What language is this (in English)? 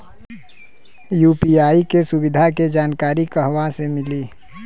Bhojpuri